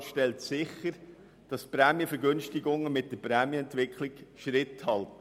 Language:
Swiss German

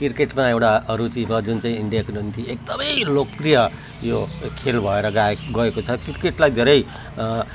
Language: Nepali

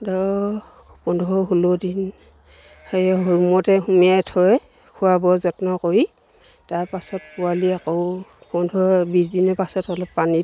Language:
Assamese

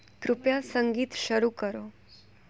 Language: Gujarati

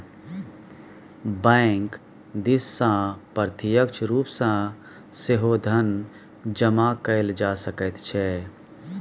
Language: Maithili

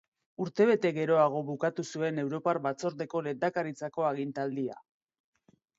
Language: Basque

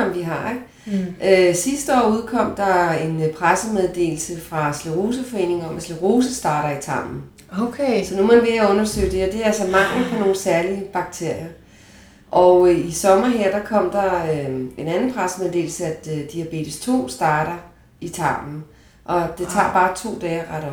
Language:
Danish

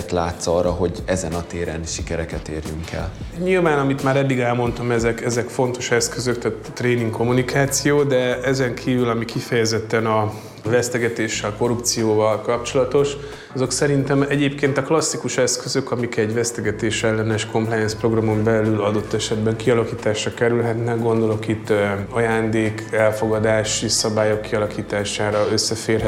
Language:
Hungarian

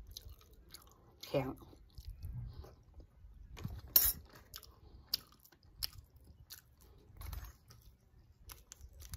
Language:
Thai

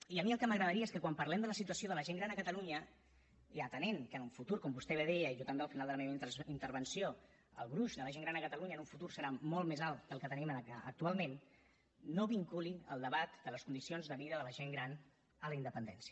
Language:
Catalan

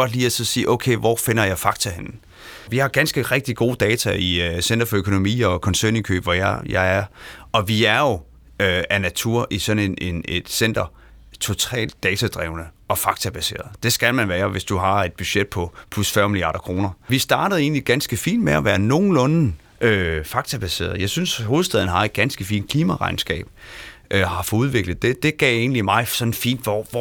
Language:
Danish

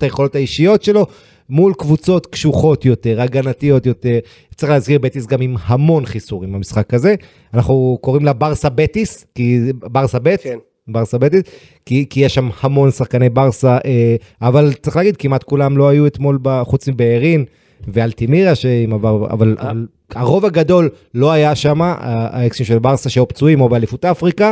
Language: Hebrew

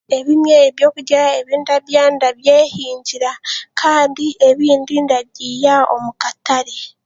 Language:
Chiga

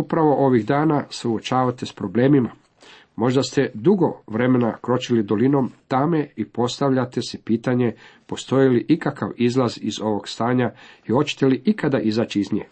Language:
Croatian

